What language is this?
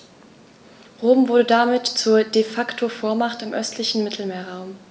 German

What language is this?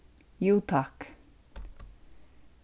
Faroese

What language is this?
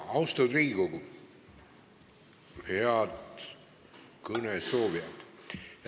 Estonian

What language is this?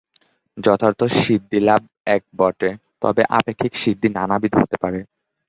Bangla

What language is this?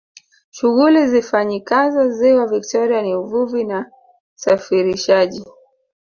Swahili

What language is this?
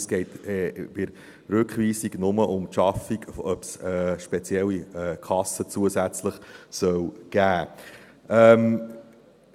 Swiss German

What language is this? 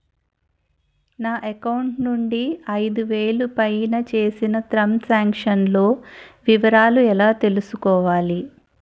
Telugu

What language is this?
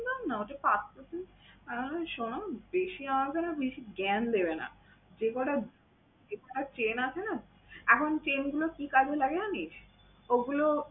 Bangla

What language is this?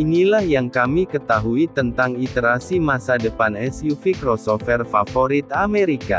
Indonesian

